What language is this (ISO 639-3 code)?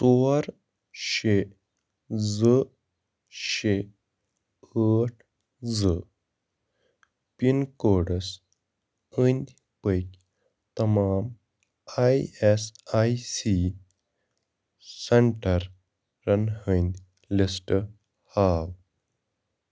kas